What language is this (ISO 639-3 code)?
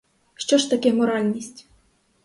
ukr